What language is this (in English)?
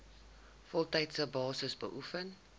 Afrikaans